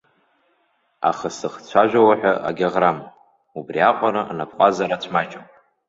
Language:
Abkhazian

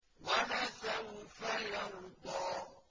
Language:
Arabic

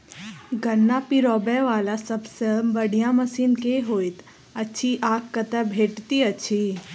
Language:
Maithili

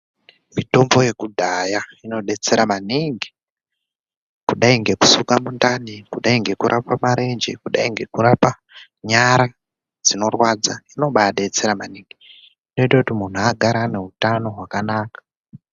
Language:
Ndau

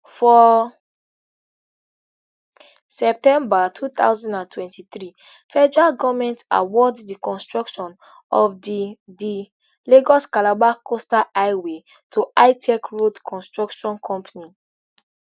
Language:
Nigerian Pidgin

